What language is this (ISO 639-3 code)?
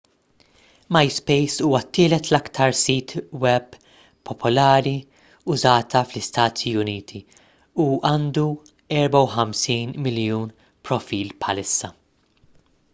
mlt